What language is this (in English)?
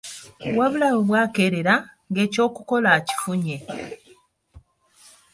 Ganda